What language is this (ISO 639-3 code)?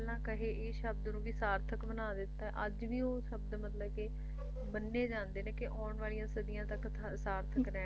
pan